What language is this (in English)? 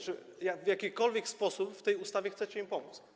Polish